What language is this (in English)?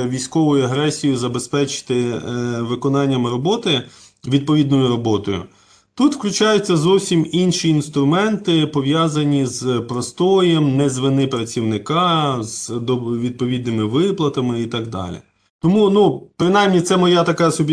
Ukrainian